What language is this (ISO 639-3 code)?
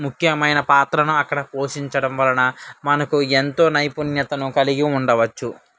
tel